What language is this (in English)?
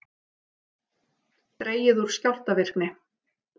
Icelandic